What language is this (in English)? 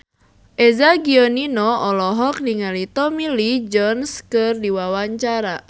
Sundanese